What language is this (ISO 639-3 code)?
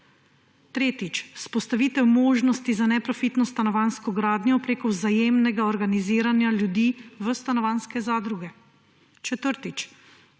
slv